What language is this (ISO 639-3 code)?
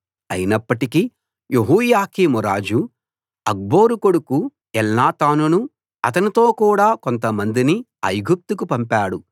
tel